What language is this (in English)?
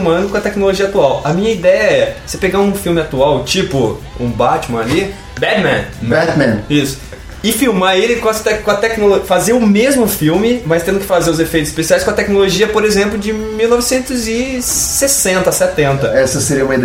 Portuguese